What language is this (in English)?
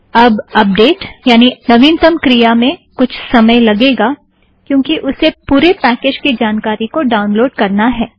Hindi